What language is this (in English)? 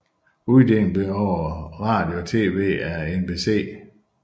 Danish